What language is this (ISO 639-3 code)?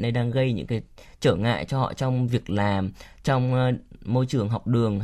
vie